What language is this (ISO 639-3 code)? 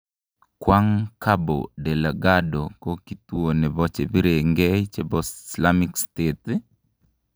kln